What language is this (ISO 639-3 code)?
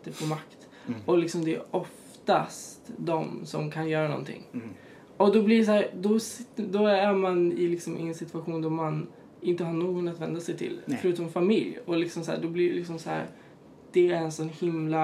swe